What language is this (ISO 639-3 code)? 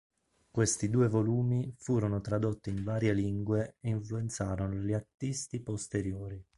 ita